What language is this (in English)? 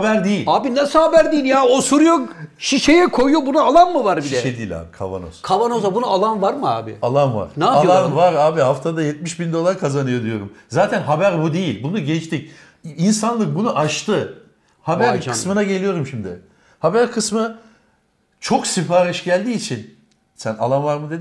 Turkish